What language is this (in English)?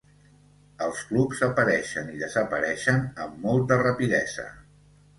Catalan